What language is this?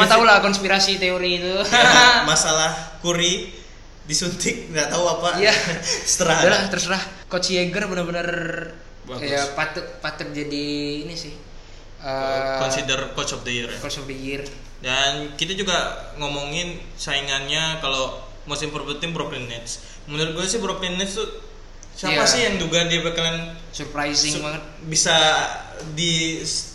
Indonesian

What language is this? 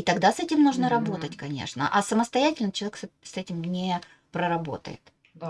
Russian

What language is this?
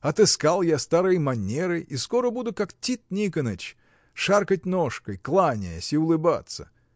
Russian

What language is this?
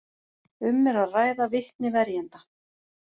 Icelandic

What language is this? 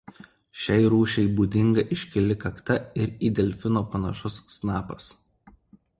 Lithuanian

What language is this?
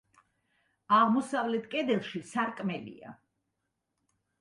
Georgian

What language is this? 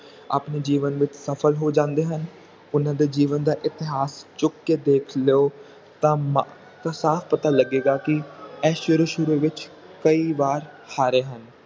Punjabi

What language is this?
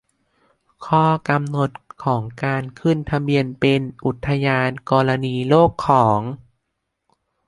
Thai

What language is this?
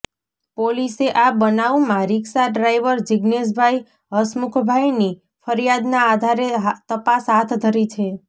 Gujarati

